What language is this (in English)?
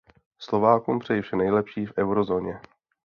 Czech